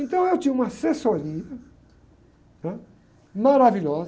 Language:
Portuguese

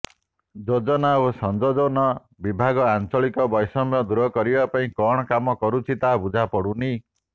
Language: Odia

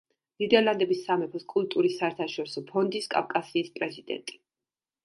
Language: Georgian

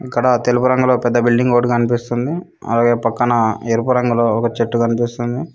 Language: Telugu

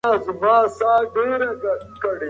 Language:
Pashto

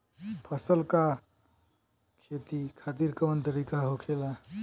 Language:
Bhojpuri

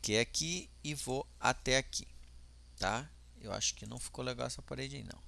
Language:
Portuguese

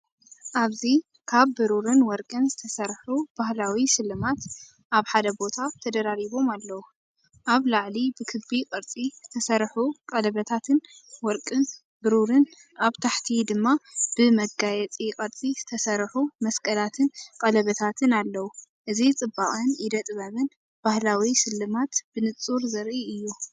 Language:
Tigrinya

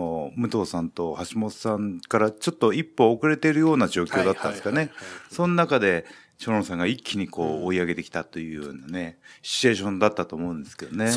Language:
Japanese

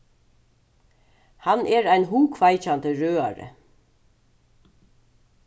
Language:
Faroese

